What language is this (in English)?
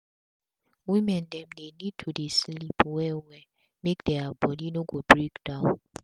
Nigerian Pidgin